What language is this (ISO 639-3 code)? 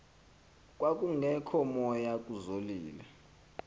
xho